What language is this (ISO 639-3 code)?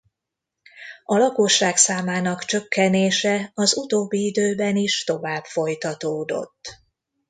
hun